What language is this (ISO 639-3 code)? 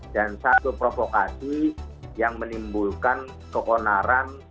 ind